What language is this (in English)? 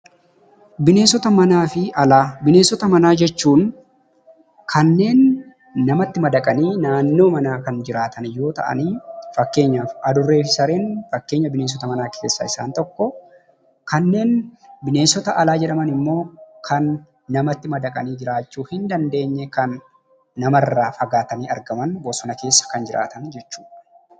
Oromo